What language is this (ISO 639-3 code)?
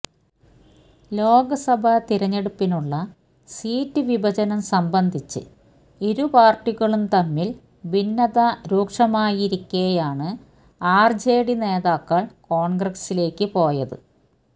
mal